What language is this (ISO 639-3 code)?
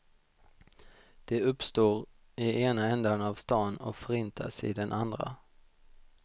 swe